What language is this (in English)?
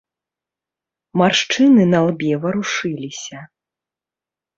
Belarusian